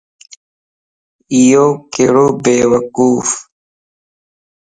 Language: Lasi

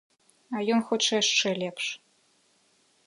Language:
Belarusian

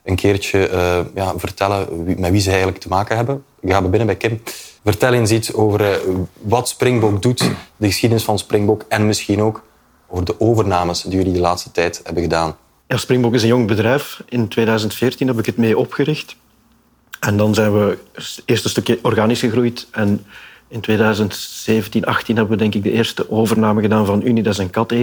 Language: Dutch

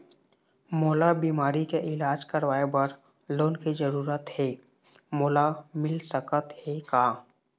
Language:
Chhattisgarhi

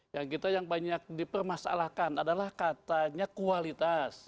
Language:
Indonesian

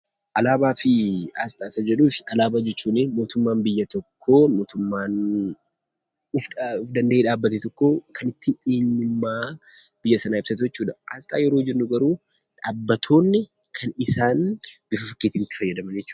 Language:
Oromo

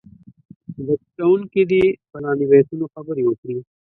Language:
Pashto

